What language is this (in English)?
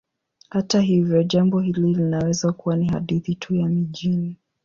Swahili